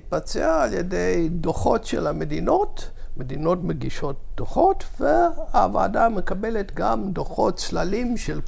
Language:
Hebrew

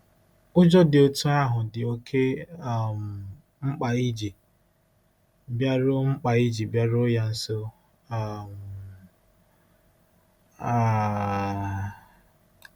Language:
Igbo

